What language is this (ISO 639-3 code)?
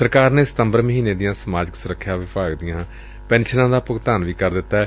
pan